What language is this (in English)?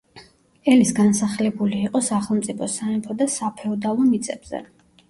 Georgian